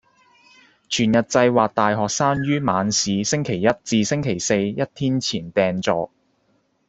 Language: Cantonese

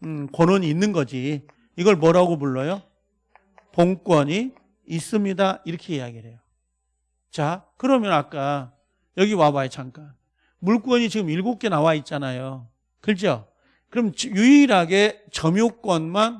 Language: Korean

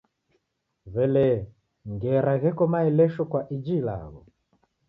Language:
Taita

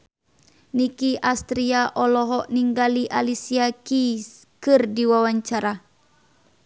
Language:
Sundanese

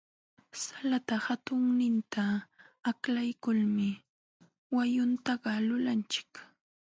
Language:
Jauja Wanca Quechua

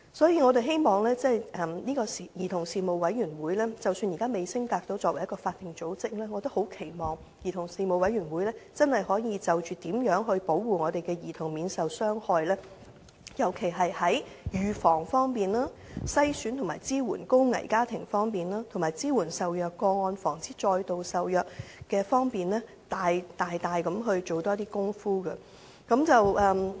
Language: Cantonese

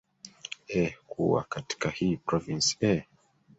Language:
Swahili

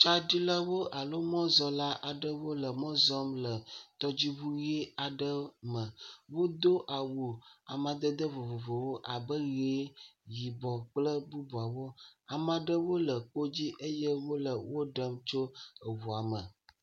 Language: Ewe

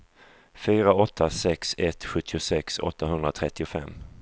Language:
Swedish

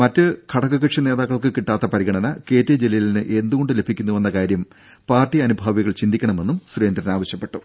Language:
Malayalam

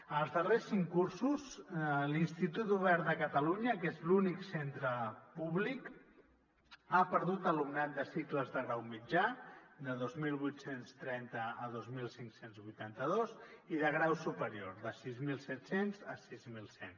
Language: Catalan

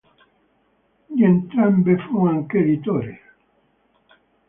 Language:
Italian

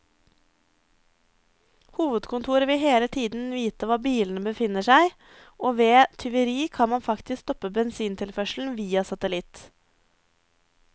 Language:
Norwegian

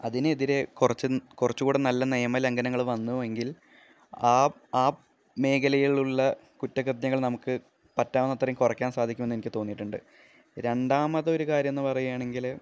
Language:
Malayalam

